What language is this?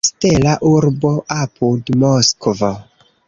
Esperanto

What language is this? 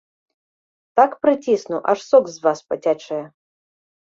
Belarusian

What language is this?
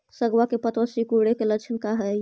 Magahi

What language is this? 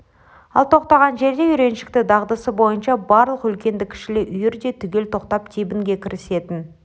Kazakh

